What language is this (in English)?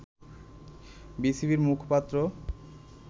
Bangla